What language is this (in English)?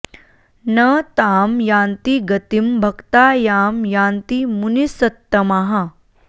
Sanskrit